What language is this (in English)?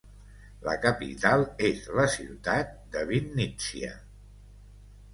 Catalan